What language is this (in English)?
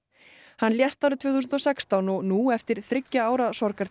Icelandic